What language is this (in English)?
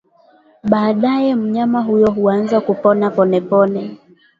Swahili